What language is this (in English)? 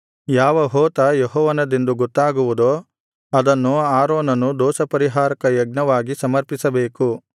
Kannada